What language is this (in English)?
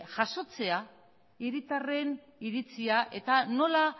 Basque